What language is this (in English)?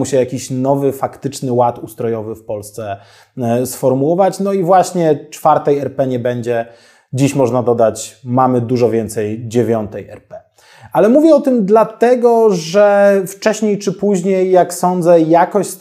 Polish